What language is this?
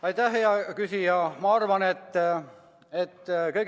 Estonian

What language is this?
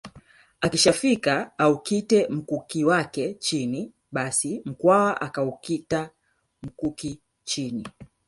Swahili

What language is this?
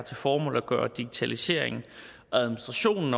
Danish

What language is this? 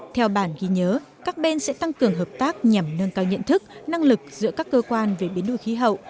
Vietnamese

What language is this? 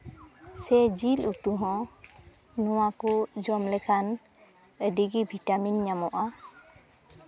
Santali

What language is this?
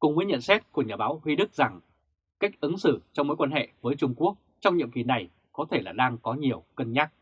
Vietnamese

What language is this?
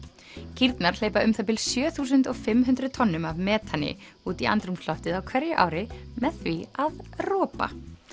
Icelandic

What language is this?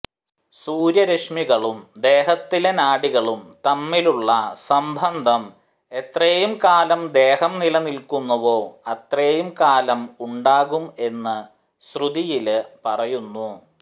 Malayalam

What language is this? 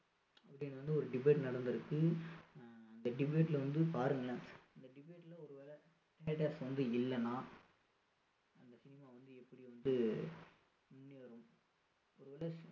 Tamil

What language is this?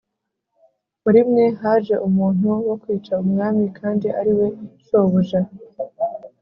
Kinyarwanda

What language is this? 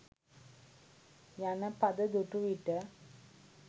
Sinhala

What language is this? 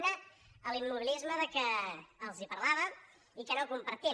Catalan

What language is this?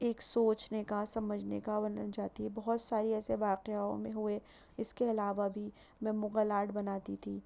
Urdu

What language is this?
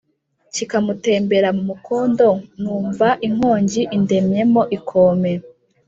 Kinyarwanda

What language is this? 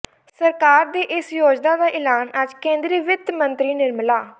Punjabi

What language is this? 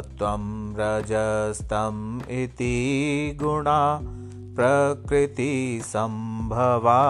Hindi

